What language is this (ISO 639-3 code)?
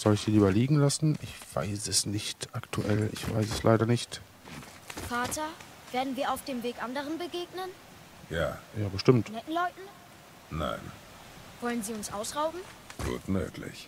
deu